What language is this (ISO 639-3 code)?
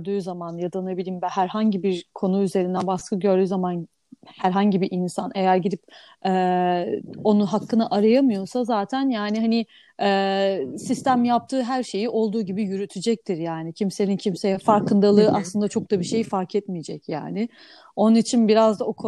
tur